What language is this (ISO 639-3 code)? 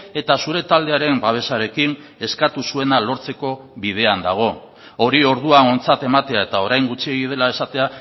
eus